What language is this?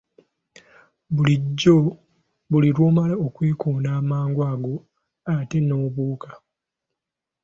Ganda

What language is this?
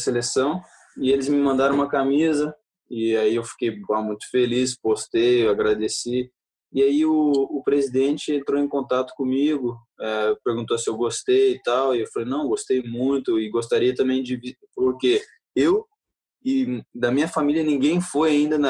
Portuguese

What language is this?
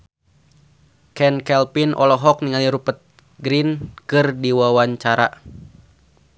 Sundanese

